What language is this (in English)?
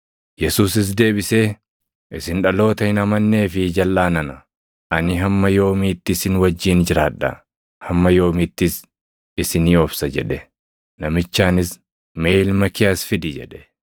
Oromo